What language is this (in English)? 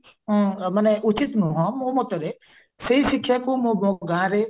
Odia